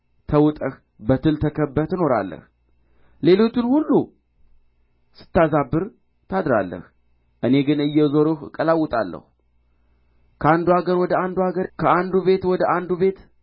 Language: Amharic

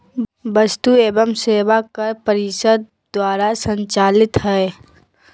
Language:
Magahi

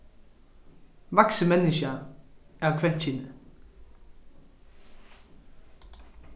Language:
Faroese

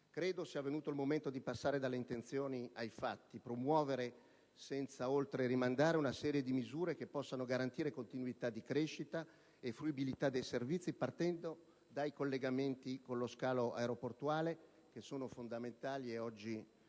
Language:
Italian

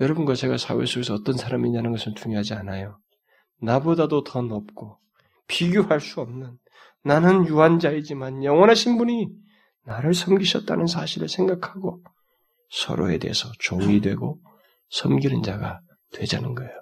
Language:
Korean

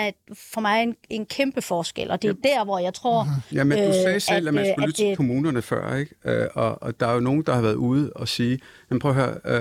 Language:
Danish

